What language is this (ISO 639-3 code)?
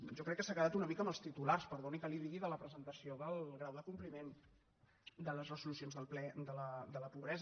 cat